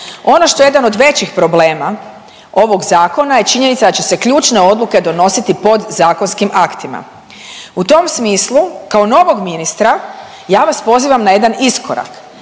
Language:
Croatian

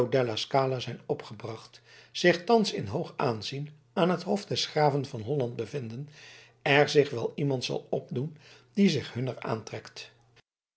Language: Dutch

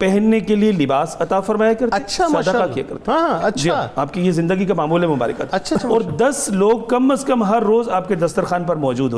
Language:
Urdu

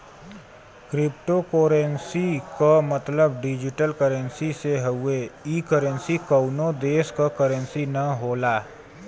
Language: Bhojpuri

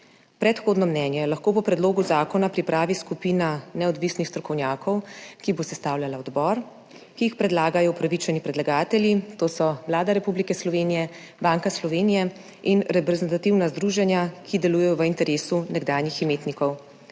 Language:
Slovenian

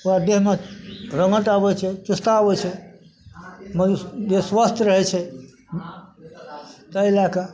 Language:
Maithili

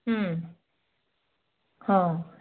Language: Odia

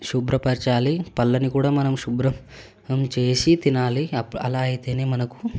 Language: Telugu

